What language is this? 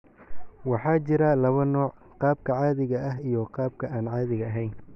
Somali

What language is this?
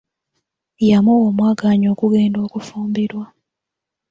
Ganda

